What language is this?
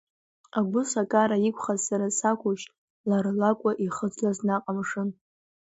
Abkhazian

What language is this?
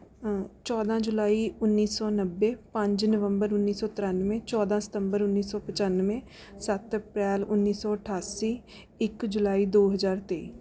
Punjabi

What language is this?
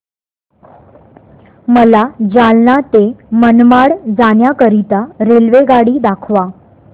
Marathi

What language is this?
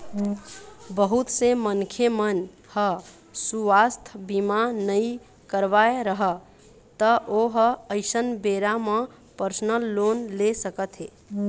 Chhattisgarhi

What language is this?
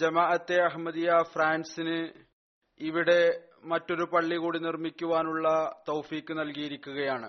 Malayalam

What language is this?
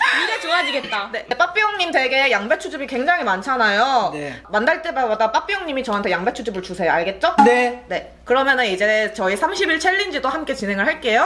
Korean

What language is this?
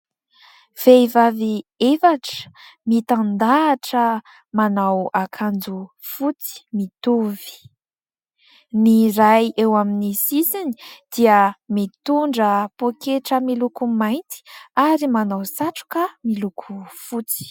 Malagasy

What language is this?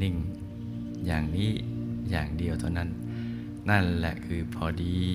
Thai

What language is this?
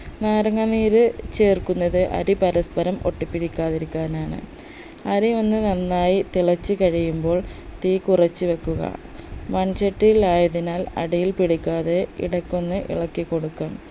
Malayalam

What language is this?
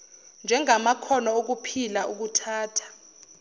Zulu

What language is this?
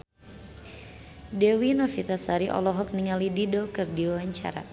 Sundanese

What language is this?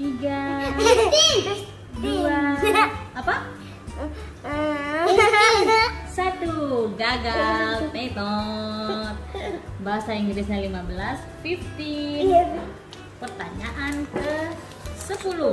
Indonesian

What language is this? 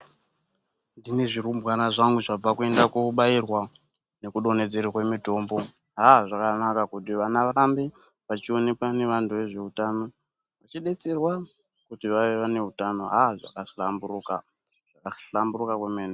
Ndau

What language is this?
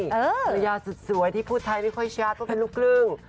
Thai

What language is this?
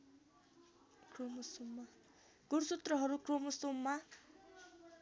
Nepali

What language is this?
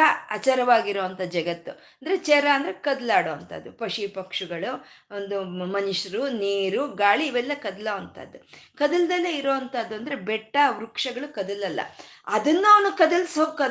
Kannada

